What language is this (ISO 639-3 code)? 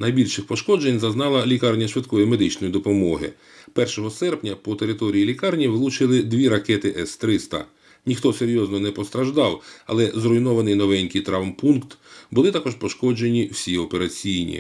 ukr